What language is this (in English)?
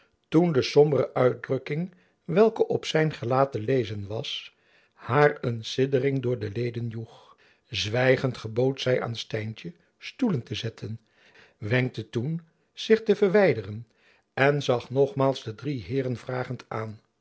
Dutch